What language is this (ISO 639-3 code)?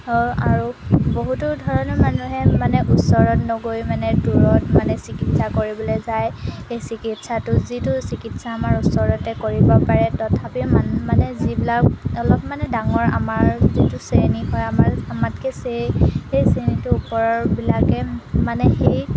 asm